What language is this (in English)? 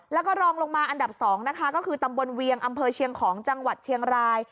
Thai